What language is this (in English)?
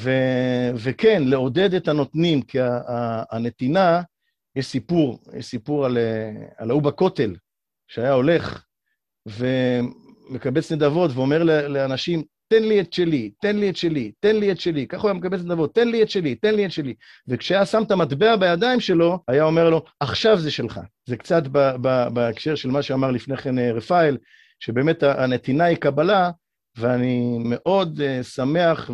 Hebrew